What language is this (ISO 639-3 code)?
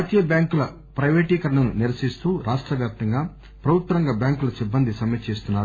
tel